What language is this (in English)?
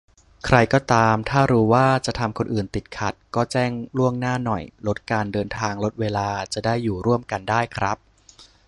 Thai